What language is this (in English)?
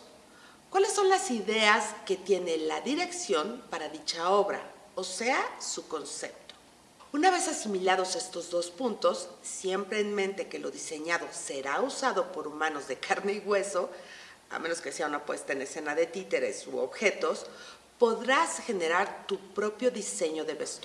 Spanish